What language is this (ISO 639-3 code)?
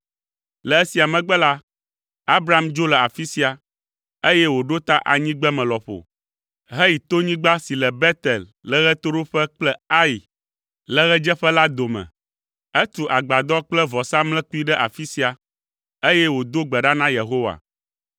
ewe